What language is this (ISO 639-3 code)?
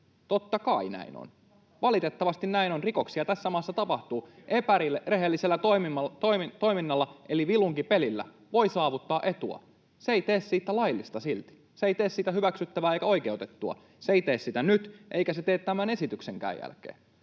fin